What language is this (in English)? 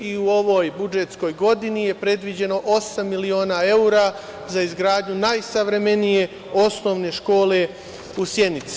Serbian